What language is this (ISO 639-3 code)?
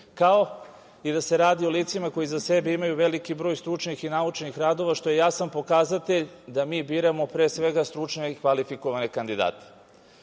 srp